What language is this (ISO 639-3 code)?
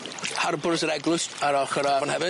cym